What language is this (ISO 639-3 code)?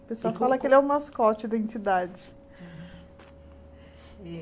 por